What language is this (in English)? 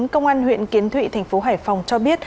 Vietnamese